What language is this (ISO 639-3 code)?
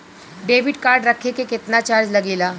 bho